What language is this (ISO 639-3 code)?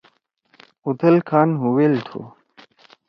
trw